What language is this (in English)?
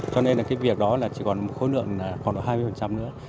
Vietnamese